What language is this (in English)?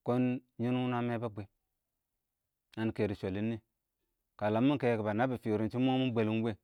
Awak